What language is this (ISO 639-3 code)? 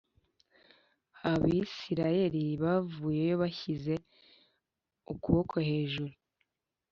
kin